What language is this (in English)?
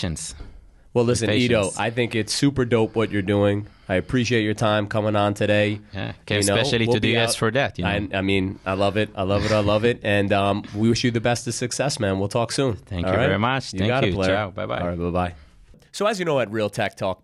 English